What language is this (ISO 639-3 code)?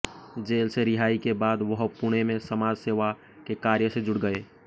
hin